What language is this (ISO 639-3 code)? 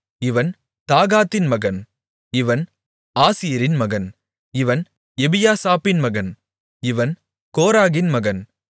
tam